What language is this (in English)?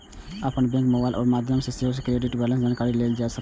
Maithili